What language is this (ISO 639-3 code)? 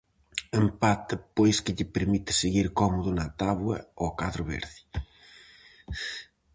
glg